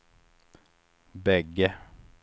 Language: Swedish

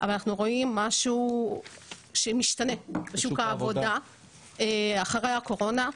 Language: Hebrew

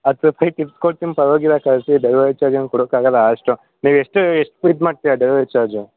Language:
Kannada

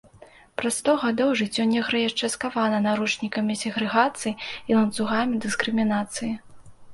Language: Belarusian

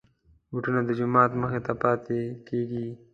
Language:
Pashto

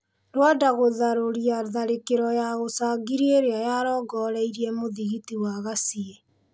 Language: Kikuyu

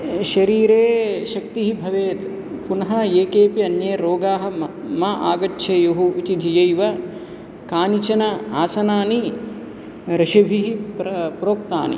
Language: Sanskrit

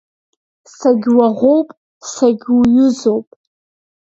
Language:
Abkhazian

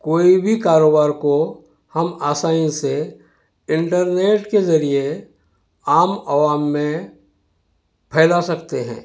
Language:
Urdu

